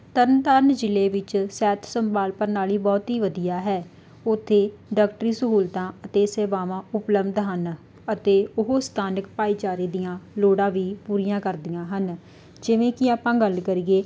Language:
Punjabi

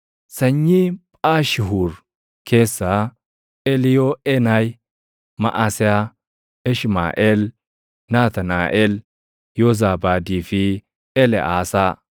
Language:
Oromo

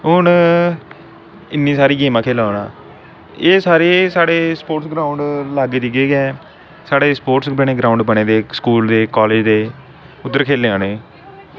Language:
Dogri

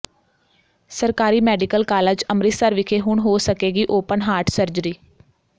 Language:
Punjabi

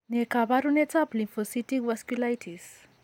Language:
Kalenjin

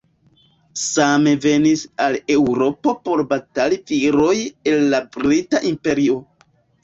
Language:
Esperanto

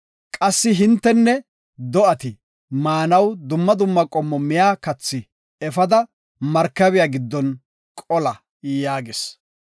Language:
Gofa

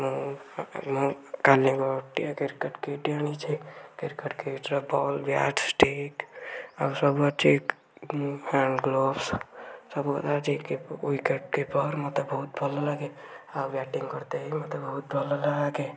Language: Odia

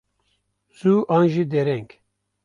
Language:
Kurdish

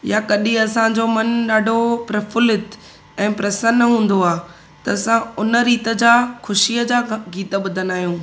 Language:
Sindhi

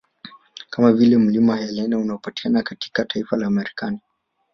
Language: Swahili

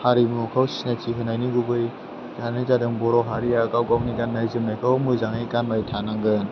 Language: Bodo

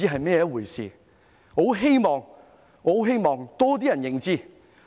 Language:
Cantonese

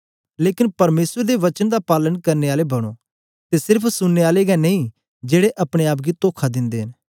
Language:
Dogri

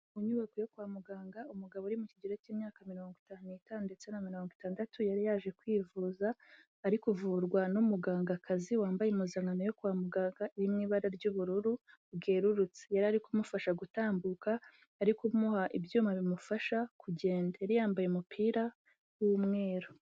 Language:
Kinyarwanda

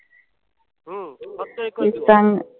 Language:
Marathi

